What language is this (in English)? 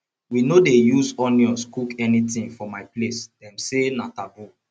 Nigerian Pidgin